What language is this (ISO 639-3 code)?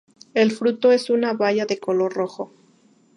spa